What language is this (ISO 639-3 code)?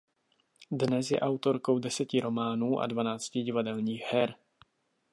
ces